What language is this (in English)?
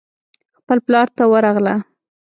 Pashto